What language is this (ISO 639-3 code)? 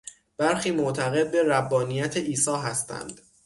fas